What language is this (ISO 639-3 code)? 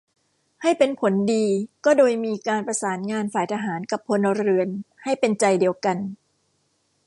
tha